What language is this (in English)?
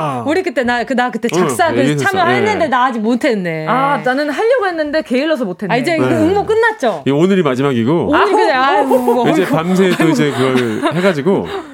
Korean